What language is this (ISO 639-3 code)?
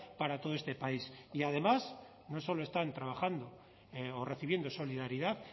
spa